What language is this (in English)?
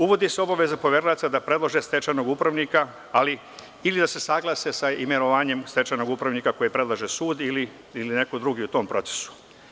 Serbian